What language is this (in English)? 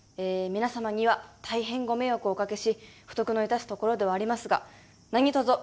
Japanese